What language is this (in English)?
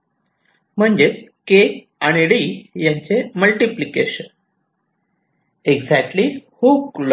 Marathi